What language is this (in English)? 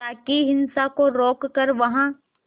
Hindi